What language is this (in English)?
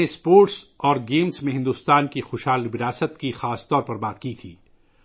Urdu